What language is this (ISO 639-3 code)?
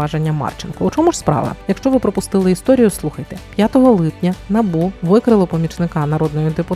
ukr